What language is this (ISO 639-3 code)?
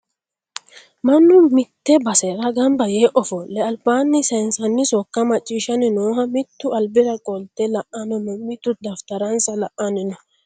sid